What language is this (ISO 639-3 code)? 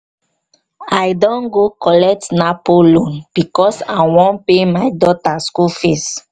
pcm